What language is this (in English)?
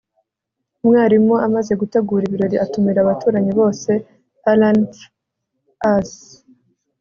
Kinyarwanda